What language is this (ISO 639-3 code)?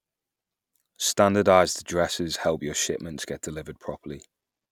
eng